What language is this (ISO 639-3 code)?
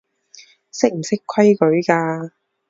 yue